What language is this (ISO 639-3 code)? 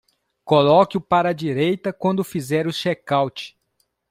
por